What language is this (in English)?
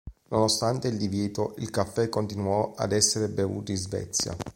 Italian